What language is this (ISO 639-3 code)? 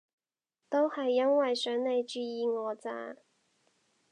yue